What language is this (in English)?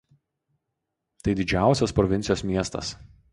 Lithuanian